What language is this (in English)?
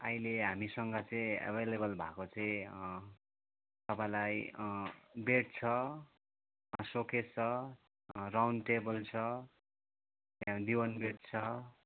Nepali